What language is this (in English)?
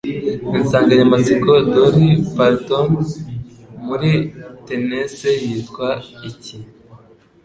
Kinyarwanda